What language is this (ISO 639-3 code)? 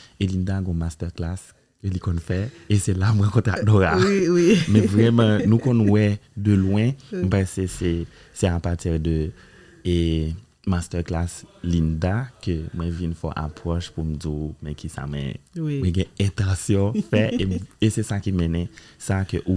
fra